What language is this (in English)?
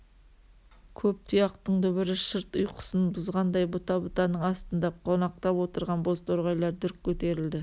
Kazakh